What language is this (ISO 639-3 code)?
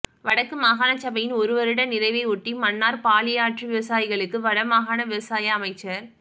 tam